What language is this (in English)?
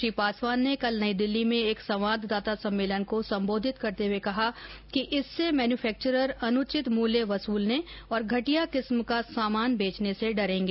Hindi